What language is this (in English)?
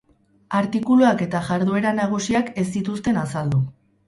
Basque